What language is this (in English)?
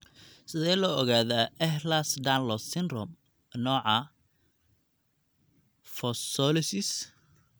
Somali